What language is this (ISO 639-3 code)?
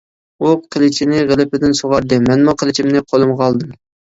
uig